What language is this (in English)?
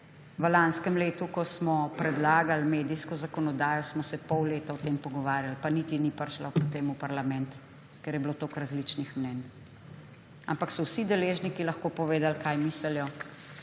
Slovenian